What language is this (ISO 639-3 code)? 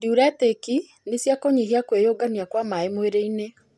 kik